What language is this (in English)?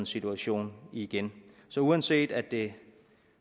Danish